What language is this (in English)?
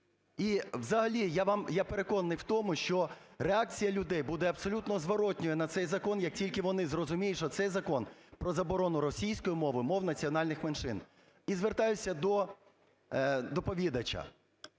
Ukrainian